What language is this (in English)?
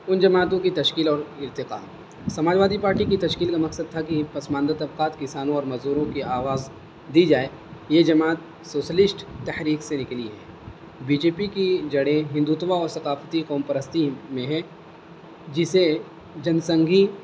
Urdu